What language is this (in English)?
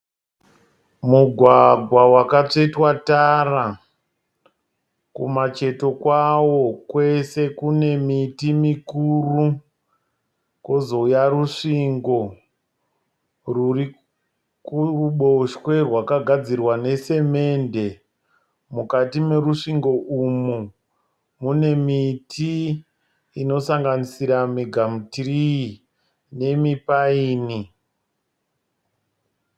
Shona